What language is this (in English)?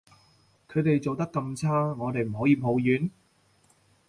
Cantonese